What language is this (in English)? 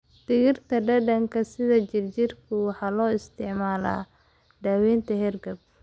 Somali